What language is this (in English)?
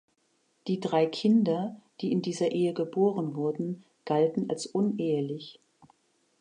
German